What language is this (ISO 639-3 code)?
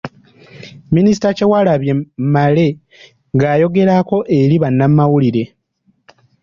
lug